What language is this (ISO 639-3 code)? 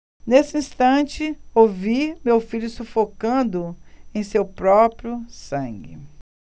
por